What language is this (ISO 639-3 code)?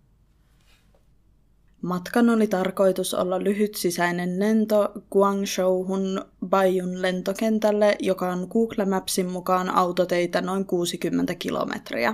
fin